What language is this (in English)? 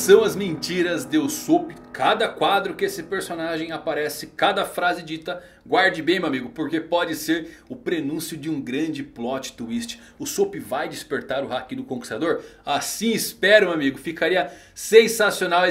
Portuguese